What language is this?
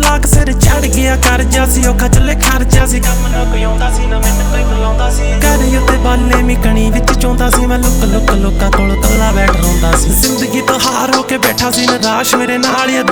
Hindi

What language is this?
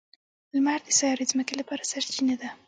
Pashto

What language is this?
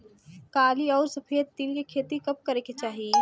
Bhojpuri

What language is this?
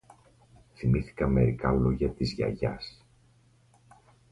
Greek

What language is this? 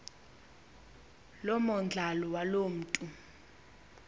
Xhosa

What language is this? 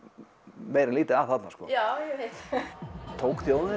Icelandic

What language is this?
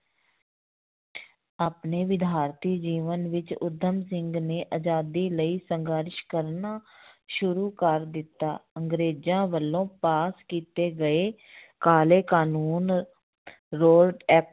Punjabi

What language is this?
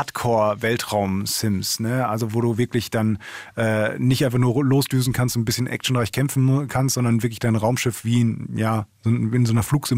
German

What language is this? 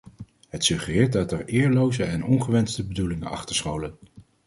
Dutch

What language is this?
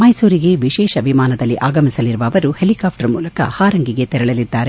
Kannada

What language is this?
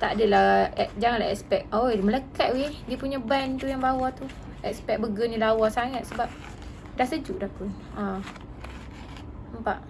Malay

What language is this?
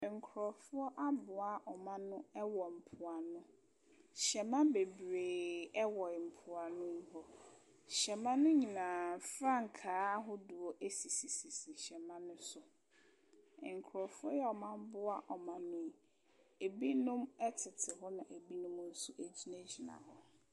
Akan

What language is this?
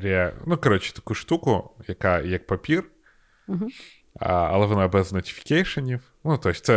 Ukrainian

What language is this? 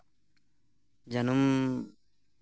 Santali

